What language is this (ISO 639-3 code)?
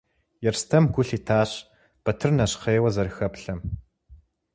kbd